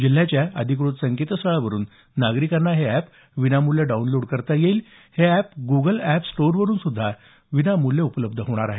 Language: Marathi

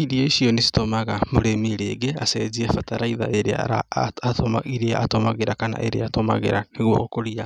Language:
Kikuyu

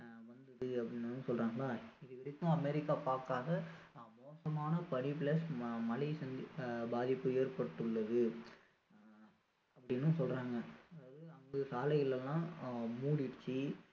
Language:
Tamil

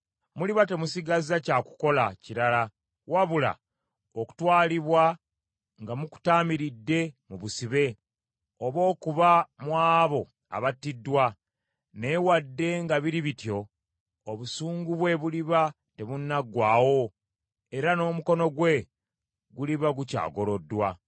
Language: Ganda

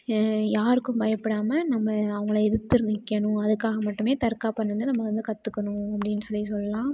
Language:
Tamil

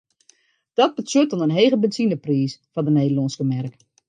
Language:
Western Frisian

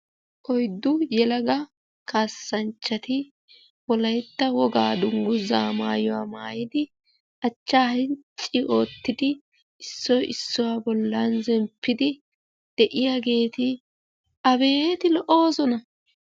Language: Wolaytta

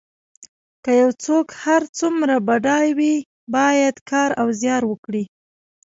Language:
Pashto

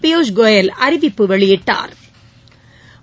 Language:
Tamil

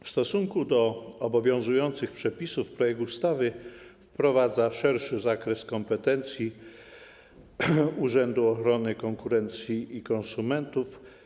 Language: Polish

